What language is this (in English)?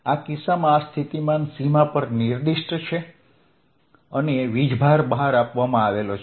Gujarati